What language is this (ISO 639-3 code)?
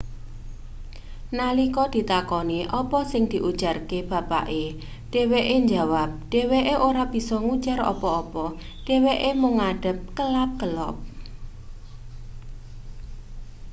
jav